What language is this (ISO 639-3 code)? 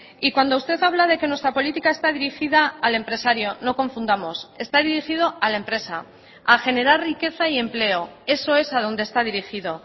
spa